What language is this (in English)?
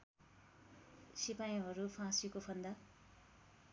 Nepali